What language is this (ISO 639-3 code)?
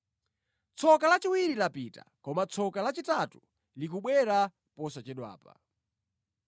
nya